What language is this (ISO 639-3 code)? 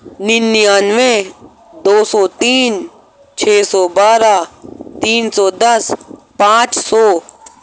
urd